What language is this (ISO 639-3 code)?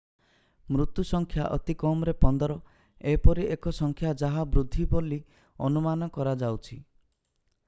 ori